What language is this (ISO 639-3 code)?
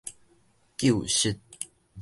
nan